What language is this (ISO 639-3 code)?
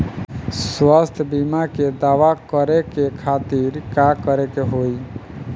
bho